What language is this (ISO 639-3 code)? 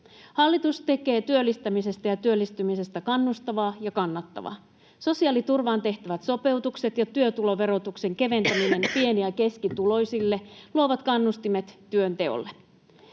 fin